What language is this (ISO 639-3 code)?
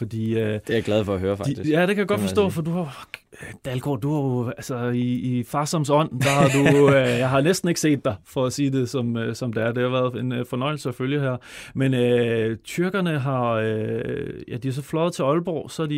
dan